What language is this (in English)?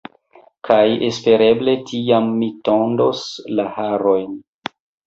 Esperanto